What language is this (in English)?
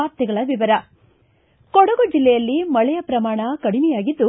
Kannada